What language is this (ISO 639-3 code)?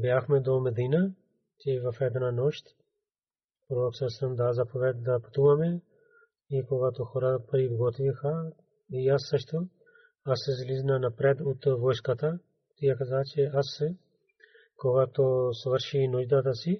bul